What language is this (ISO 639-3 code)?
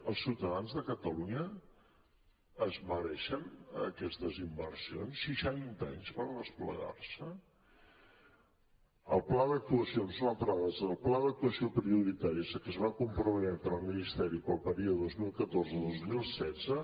cat